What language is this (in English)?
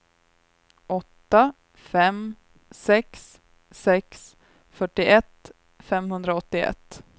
Swedish